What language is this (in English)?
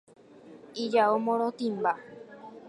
Guarani